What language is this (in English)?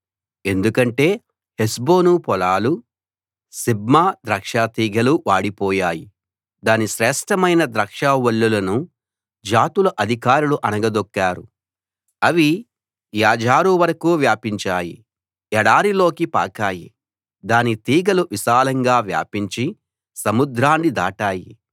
Telugu